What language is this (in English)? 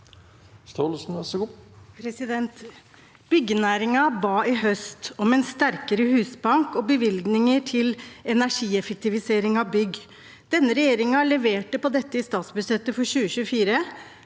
Norwegian